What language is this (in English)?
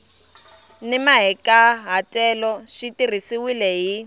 Tsonga